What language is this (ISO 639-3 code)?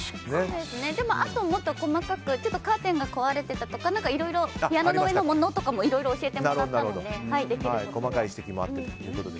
jpn